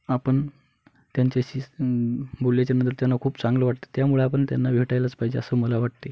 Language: Marathi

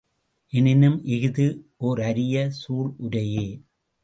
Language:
Tamil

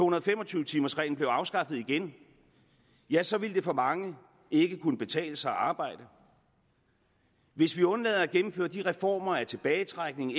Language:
Danish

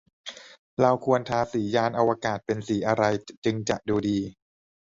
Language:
Thai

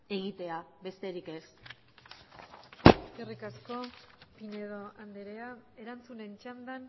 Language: Basque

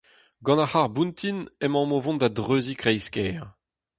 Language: Breton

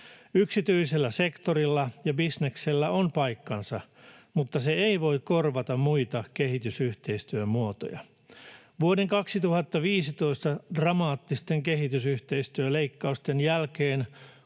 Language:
Finnish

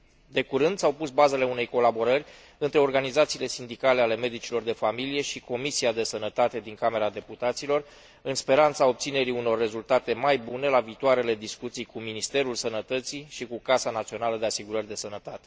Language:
Romanian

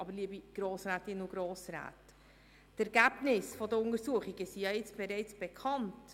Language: Swiss German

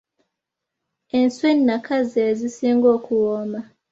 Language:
Ganda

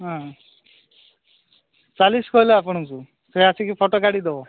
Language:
Odia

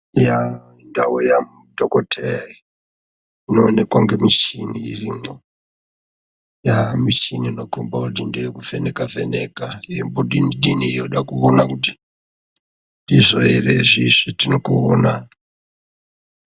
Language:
Ndau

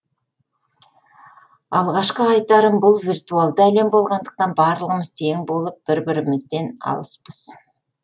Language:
Kazakh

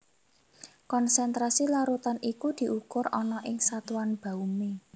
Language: Javanese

